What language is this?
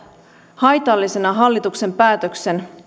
Finnish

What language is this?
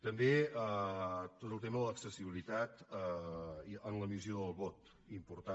Catalan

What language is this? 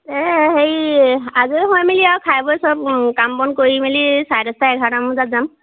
Assamese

